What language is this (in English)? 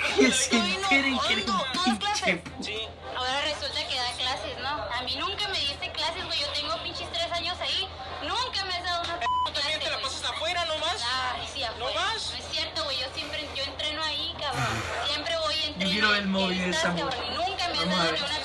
Spanish